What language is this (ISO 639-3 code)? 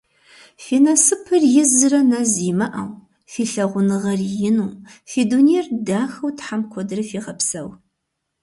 kbd